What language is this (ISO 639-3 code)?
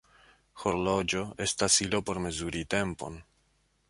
epo